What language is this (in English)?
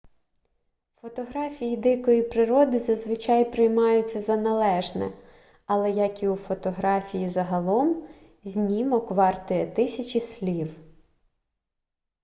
Ukrainian